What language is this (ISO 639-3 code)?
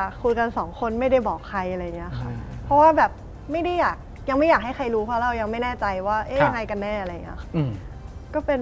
tha